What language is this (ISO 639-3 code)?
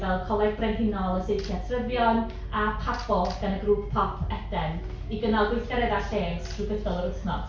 cym